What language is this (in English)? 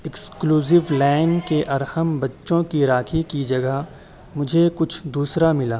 Urdu